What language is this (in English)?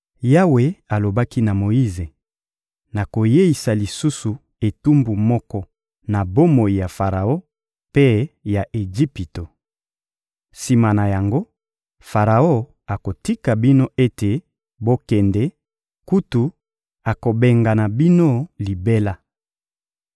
Lingala